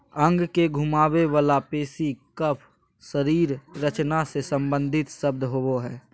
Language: Magahi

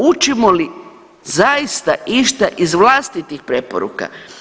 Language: Croatian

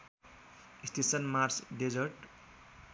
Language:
Nepali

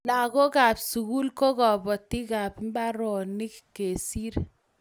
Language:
Kalenjin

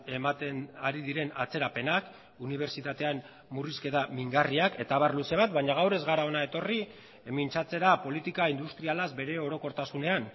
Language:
Basque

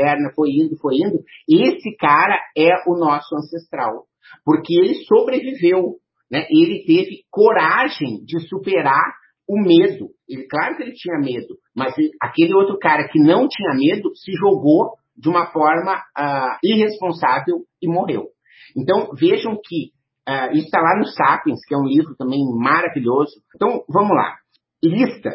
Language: Portuguese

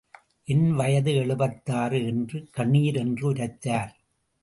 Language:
Tamil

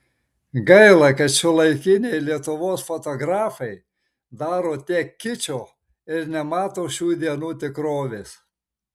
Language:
Lithuanian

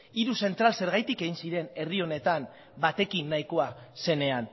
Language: Basque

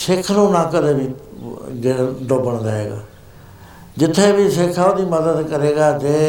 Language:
Punjabi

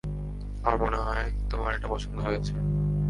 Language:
Bangla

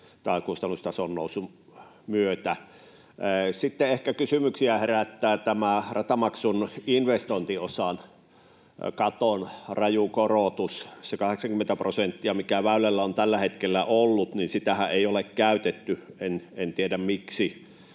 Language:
Finnish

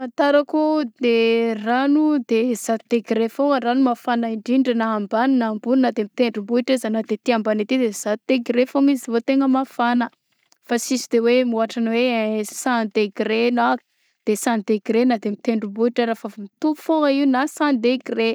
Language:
Southern Betsimisaraka Malagasy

